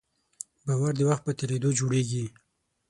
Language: Pashto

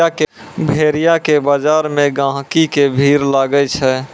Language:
Maithili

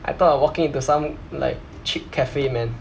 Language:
English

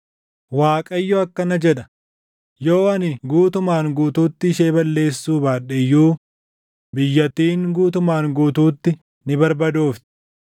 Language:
Oromo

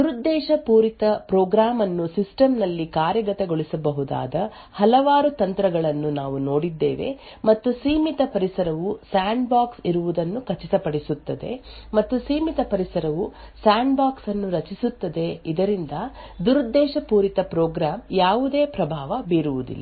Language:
Kannada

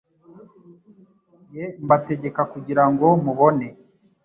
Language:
Kinyarwanda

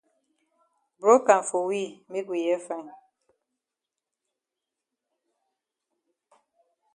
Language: Cameroon Pidgin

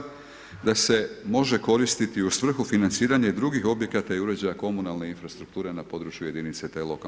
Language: Croatian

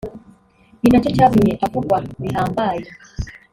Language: Kinyarwanda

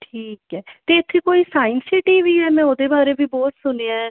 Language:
Punjabi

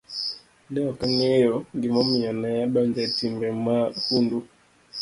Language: Luo (Kenya and Tanzania)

